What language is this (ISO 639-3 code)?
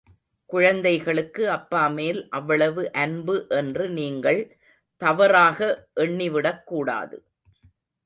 tam